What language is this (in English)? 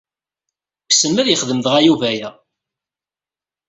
Kabyle